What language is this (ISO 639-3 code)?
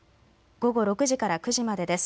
jpn